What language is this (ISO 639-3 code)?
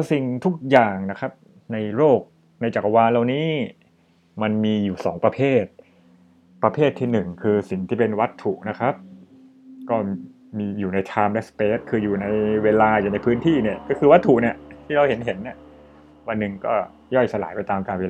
tha